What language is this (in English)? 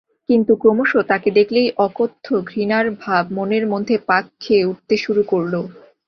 Bangla